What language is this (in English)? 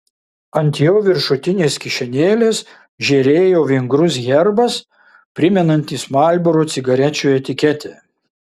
Lithuanian